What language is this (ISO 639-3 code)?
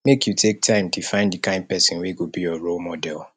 pcm